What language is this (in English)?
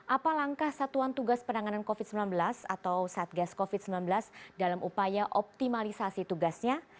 Indonesian